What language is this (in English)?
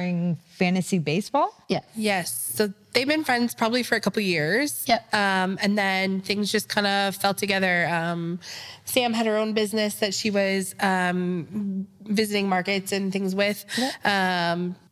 English